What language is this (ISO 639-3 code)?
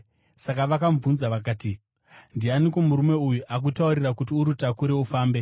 sna